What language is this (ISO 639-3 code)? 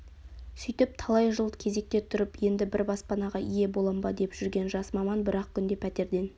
kaz